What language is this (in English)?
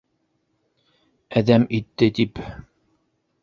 Bashkir